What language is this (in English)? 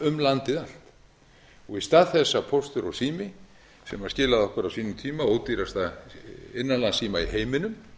Icelandic